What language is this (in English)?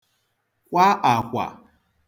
Igbo